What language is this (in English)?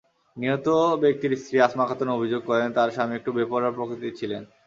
Bangla